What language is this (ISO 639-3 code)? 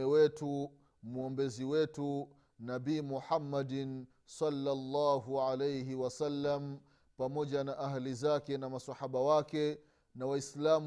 swa